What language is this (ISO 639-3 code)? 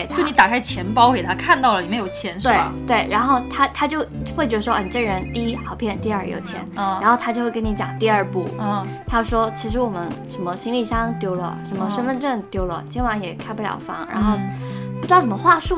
zho